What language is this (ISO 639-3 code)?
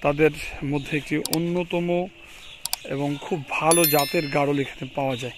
tur